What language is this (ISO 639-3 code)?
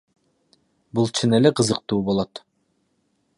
kir